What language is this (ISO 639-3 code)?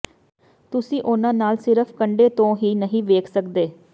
pan